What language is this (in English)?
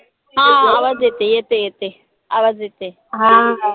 Marathi